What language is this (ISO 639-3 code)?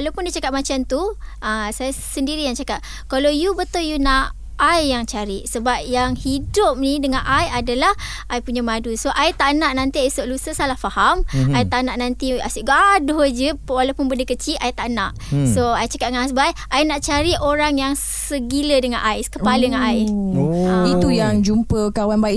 msa